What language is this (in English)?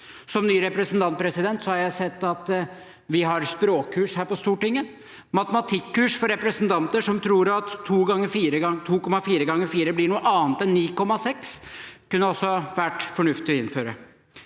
Norwegian